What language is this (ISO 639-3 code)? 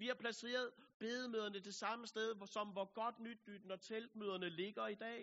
dan